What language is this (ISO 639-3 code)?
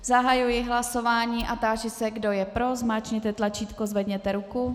ces